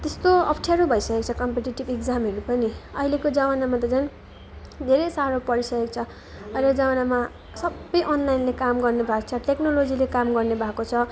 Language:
Nepali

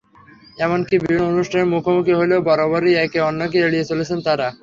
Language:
Bangla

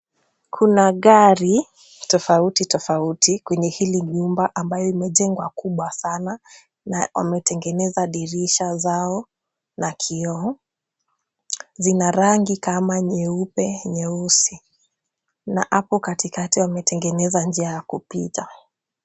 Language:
Swahili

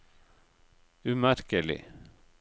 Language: Norwegian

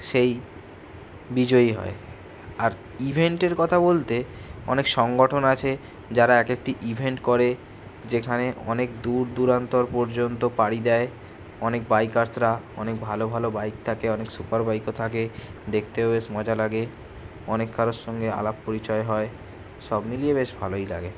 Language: Bangla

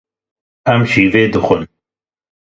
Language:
Kurdish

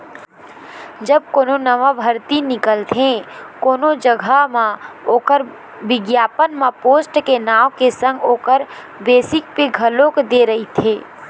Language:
Chhattisgarhi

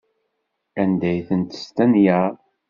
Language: Kabyle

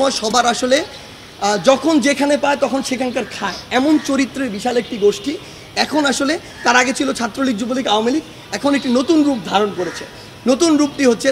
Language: Bangla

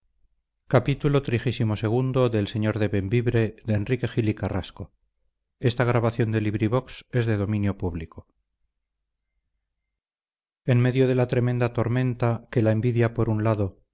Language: Spanish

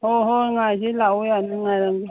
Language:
Manipuri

